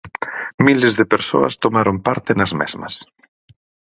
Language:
Galician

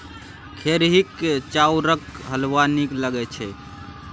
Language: Maithili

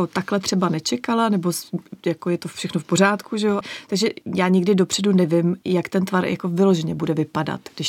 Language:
Czech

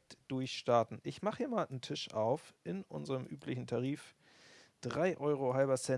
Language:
German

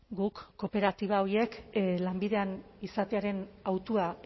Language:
Basque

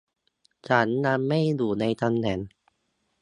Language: Thai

